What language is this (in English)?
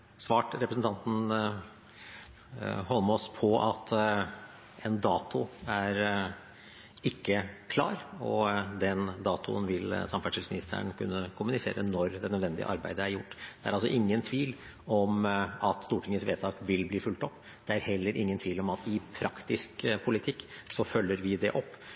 Norwegian Bokmål